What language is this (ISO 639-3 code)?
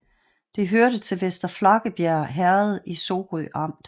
dan